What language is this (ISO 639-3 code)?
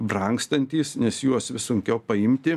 lit